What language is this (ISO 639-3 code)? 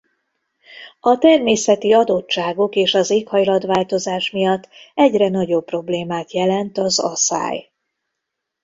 hun